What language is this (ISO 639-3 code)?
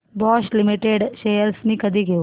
mar